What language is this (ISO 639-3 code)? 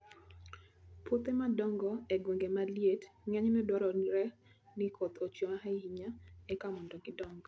luo